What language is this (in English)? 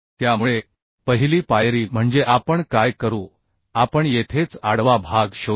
Marathi